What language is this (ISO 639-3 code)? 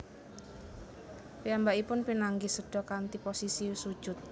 jav